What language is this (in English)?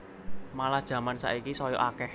Javanese